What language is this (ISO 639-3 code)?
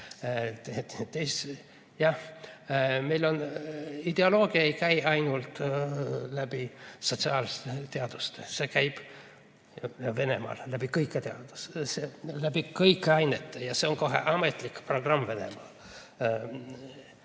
est